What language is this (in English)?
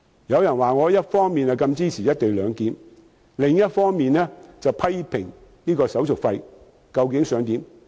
Cantonese